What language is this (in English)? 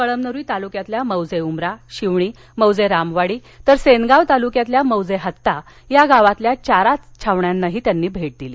Marathi